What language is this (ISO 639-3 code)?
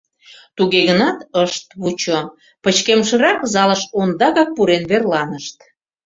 chm